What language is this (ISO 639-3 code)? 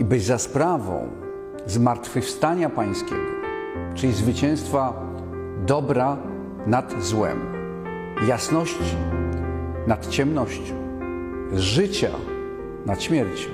pol